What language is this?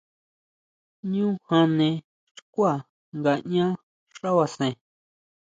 Huautla Mazatec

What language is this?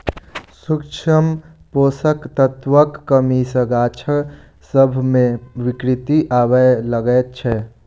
Maithili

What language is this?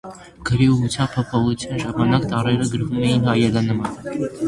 Armenian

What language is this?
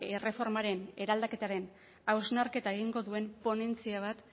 Basque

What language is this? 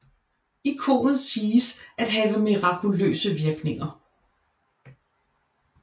Danish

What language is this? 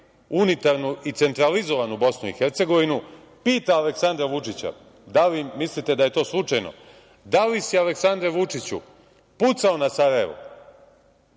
Serbian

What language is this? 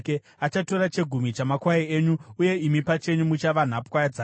Shona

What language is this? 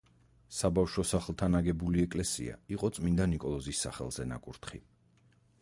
Georgian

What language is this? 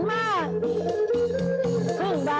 Thai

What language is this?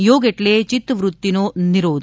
Gujarati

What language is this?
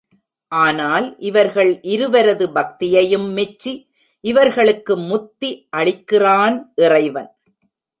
Tamil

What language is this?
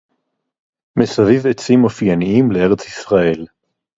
Hebrew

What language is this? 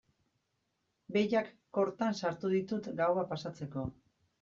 Basque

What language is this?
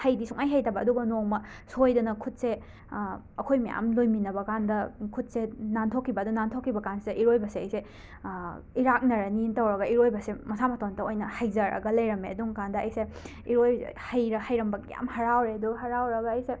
Manipuri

